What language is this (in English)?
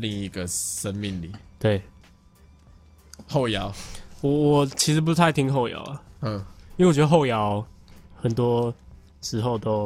Chinese